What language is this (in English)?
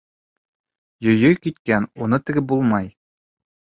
Bashkir